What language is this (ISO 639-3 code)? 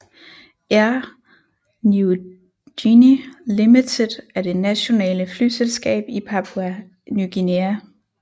dan